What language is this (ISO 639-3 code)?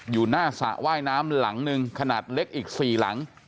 tha